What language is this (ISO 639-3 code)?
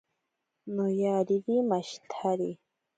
prq